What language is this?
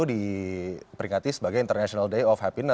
Indonesian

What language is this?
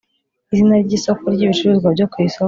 Kinyarwanda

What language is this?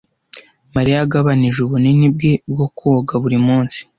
Kinyarwanda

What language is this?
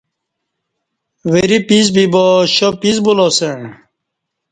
Kati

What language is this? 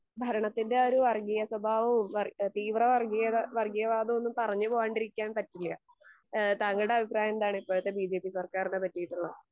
Malayalam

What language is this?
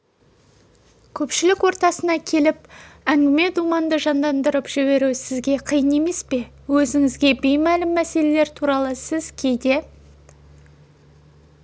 Kazakh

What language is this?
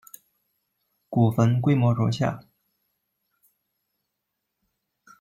Chinese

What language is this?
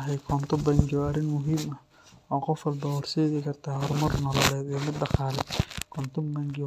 Somali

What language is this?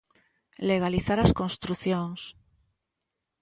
Galician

